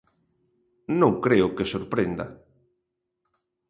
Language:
Galician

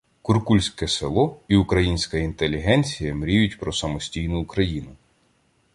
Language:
Ukrainian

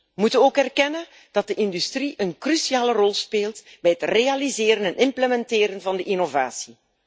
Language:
Dutch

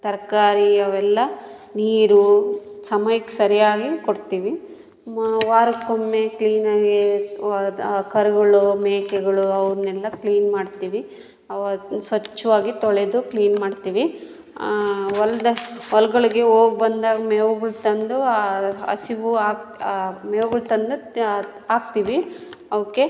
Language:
Kannada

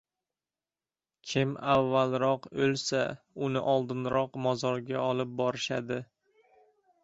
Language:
Uzbek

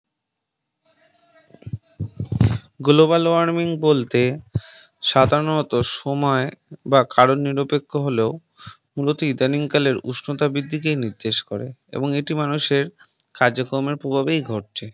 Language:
Bangla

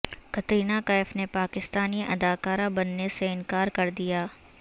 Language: Urdu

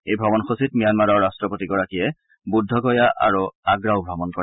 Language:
Assamese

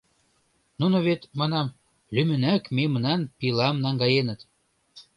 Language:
Mari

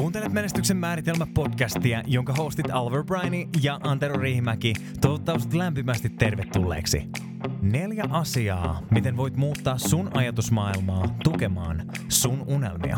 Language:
Finnish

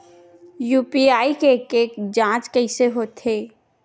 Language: Chhattisgarhi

